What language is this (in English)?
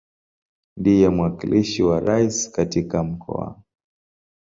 Swahili